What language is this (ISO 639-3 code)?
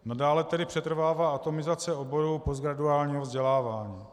ces